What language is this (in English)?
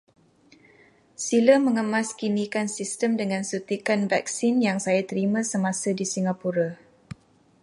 Malay